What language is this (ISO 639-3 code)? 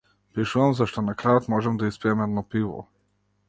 mkd